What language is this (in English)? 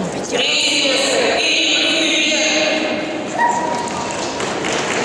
Russian